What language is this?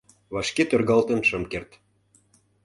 Mari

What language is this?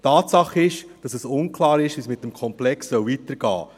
Swiss German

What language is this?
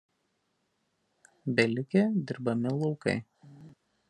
Lithuanian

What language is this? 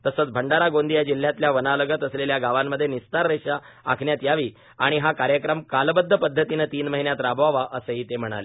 Marathi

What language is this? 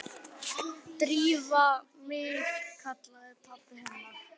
Icelandic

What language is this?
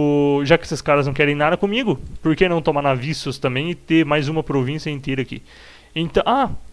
Portuguese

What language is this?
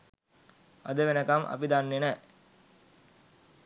Sinhala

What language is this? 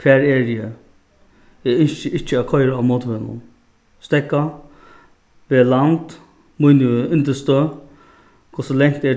Faroese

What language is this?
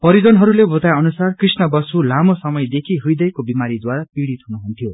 Nepali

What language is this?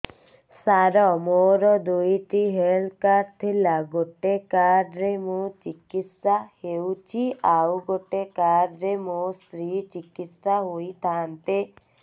Odia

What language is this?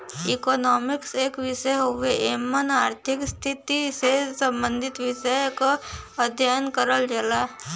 Bhojpuri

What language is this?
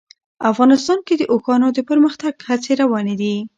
Pashto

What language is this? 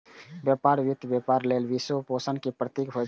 Maithili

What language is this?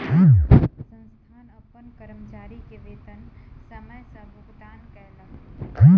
Maithili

